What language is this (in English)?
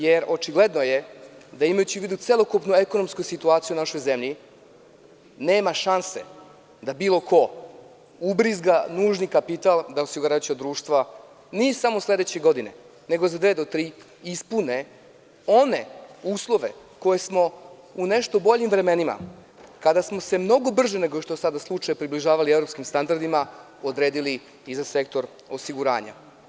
Serbian